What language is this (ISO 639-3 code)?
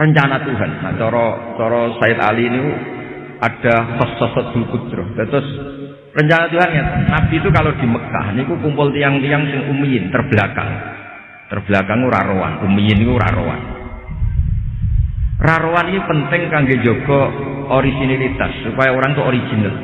ind